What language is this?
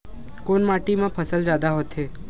Chhattisgarhi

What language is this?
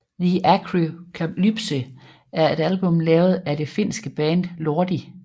Danish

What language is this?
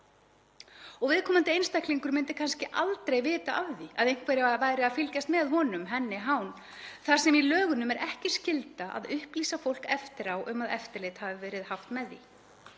Icelandic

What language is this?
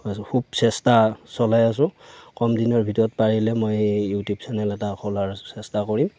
Assamese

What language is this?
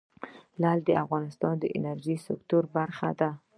Pashto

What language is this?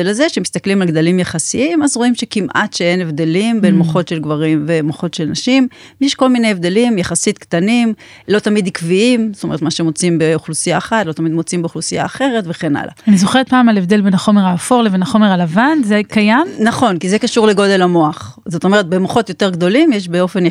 Hebrew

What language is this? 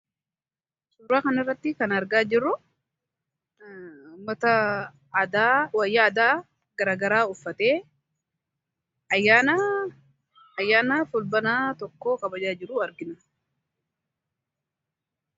Oromo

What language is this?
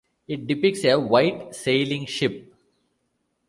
English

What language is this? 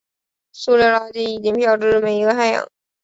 Chinese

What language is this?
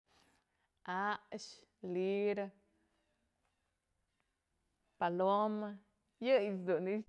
Mazatlán Mixe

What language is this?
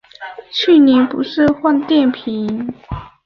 Chinese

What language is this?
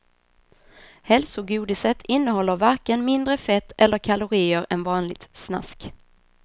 Swedish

